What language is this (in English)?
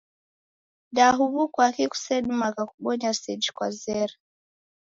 Taita